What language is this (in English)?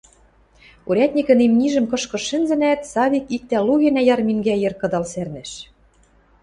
Western Mari